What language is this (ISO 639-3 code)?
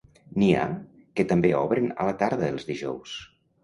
cat